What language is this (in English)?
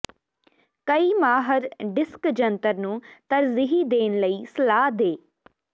Punjabi